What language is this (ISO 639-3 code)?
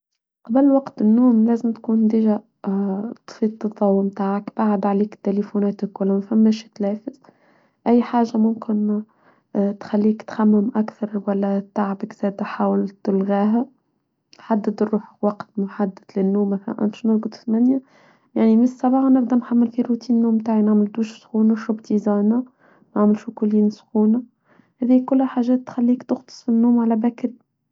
aeb